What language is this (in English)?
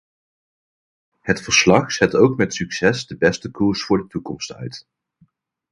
Dutch